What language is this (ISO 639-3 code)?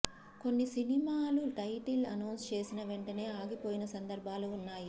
tel